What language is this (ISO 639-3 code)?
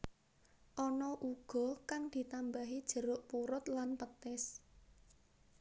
jav